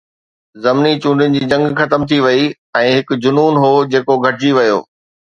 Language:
Sindhi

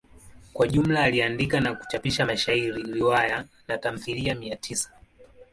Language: Swahili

